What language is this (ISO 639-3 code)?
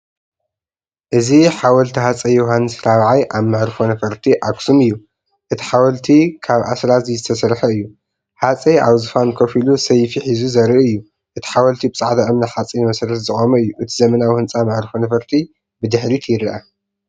tir